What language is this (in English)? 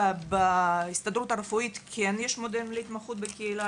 Hebrew